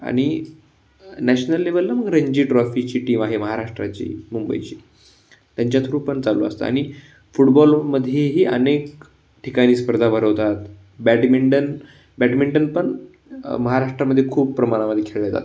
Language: Marathi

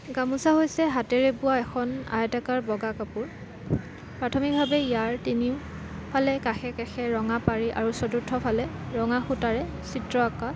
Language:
Assamese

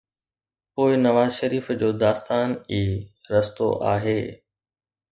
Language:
Sindhi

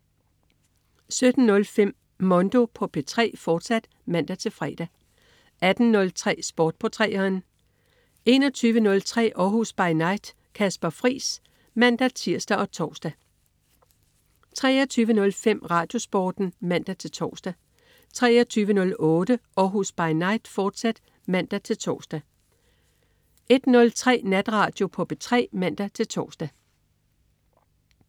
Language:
Danish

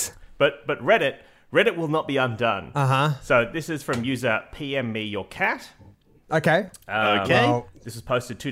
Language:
English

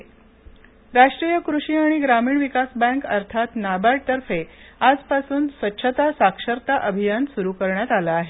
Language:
Marathi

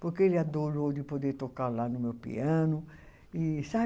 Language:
Portuguese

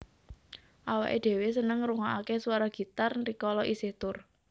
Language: Javanese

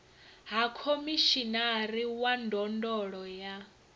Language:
Venda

